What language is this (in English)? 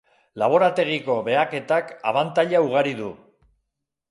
Basque